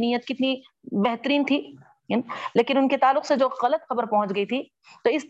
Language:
Urdu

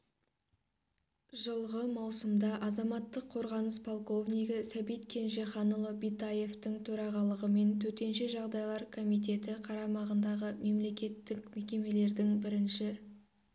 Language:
Kazakh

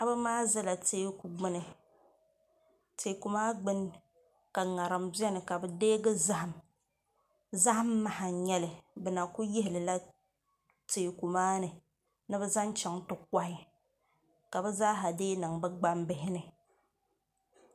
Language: Dagbani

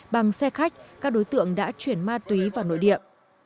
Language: Vietnamese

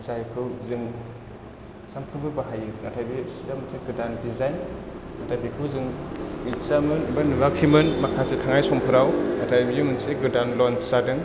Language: Bodo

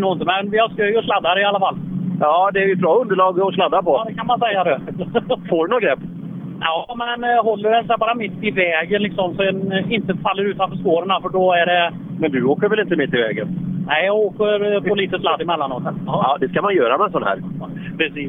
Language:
Swedish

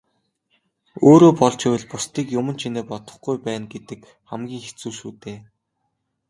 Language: Mongolian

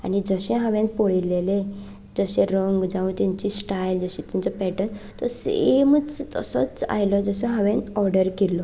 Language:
Konkani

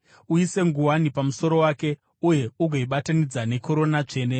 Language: Shona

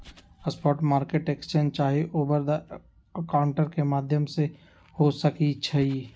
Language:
Magahi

